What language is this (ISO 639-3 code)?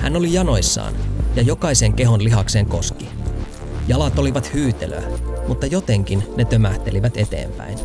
fin